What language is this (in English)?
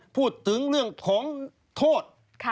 Thai